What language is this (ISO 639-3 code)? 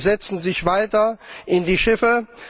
deu